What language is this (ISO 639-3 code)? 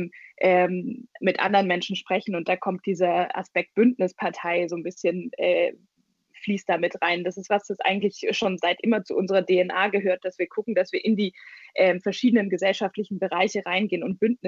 deu